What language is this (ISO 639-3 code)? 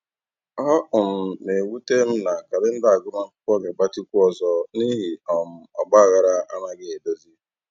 ibo